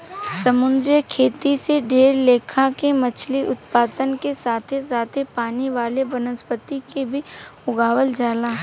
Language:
Bhojpuri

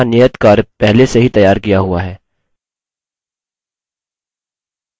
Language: Hindi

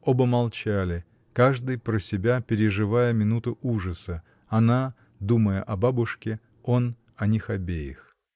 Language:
Russian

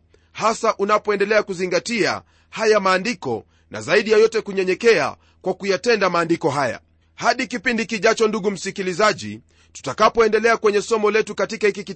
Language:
Swahili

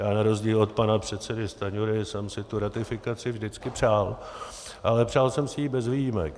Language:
Czech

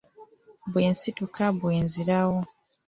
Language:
Ganda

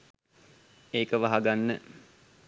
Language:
Sinhala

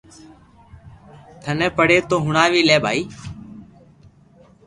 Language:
Loarki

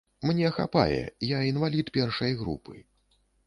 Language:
Belarusian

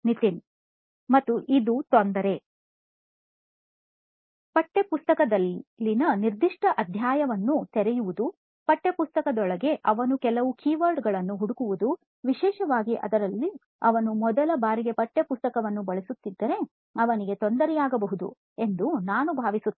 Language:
Kannada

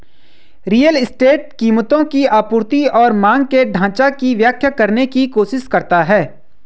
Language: Hindi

